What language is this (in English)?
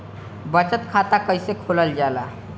Bhojpuri